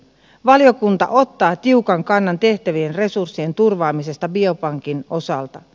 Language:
Finnish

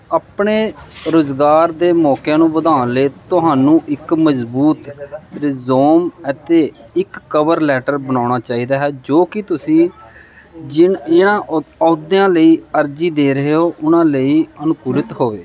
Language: Punjabi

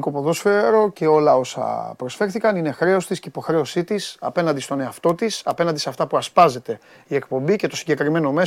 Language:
Greek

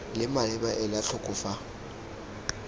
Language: Tswana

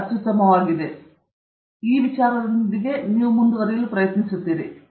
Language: Kannada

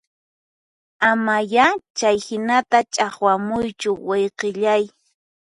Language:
Puno Quechua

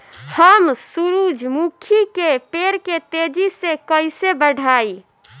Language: Bhojpuri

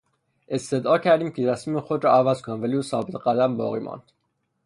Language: Persian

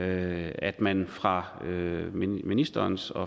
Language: Danish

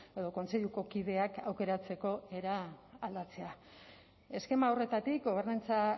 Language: Basque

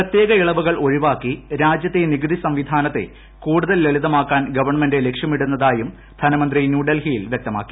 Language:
Malayalam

